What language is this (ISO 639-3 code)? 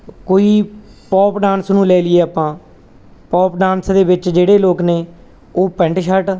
pan